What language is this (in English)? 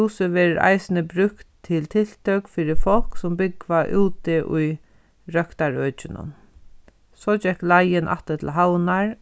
Faroese